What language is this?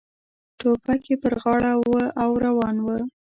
Pashto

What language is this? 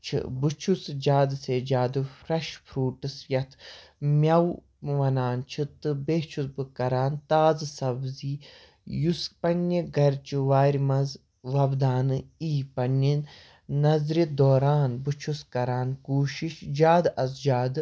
Kashmiri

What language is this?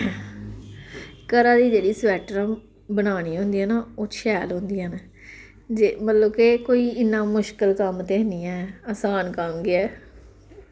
Dogri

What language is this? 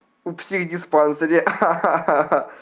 Russian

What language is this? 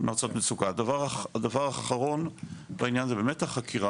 Hebrew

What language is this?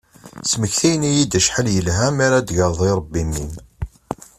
Kabyle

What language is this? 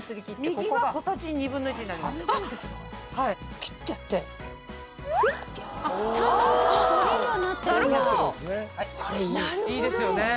Japanese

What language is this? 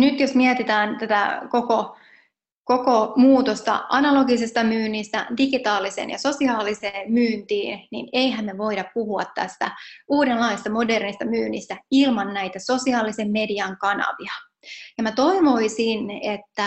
Finnish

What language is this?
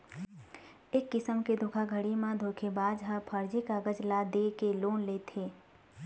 Chhattisgarhi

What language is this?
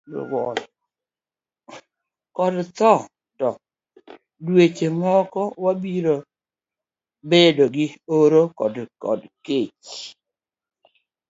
Luo (Kenya and Tanzania)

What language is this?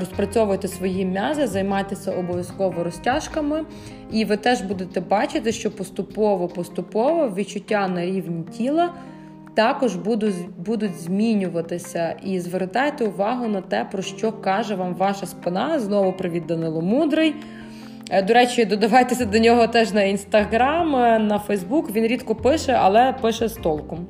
Ukrainian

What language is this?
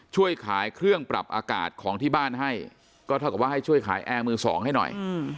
Thai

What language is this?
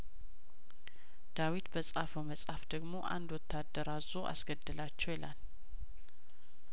Amharic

